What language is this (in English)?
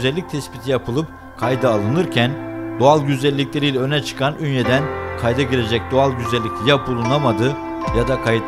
Turkish